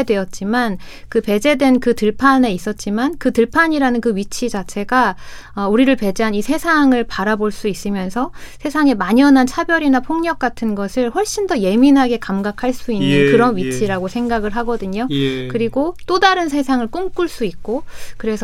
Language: Korean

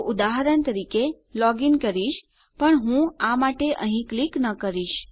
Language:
Gujarati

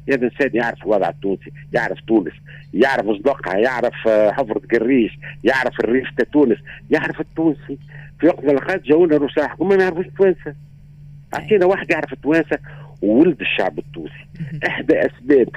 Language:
Arabic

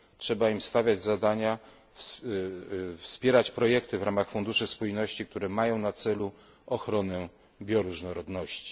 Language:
Polish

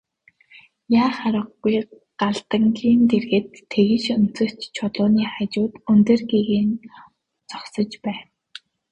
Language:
Mongolian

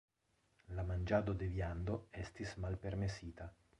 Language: Esperanto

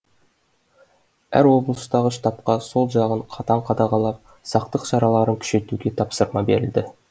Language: Kazakh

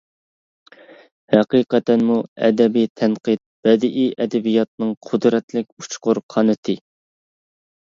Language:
Uyghur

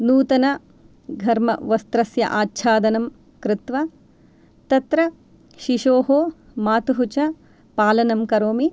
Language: Sanskrit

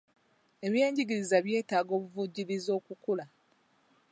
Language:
Ganda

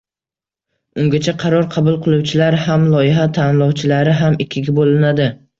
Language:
Uzbek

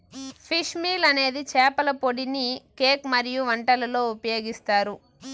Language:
Telugu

